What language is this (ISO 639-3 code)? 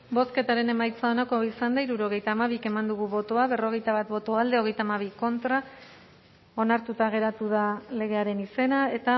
eus